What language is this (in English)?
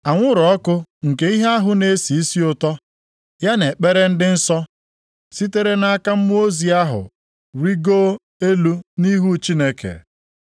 Igbo